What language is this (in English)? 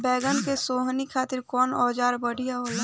Bhojpuri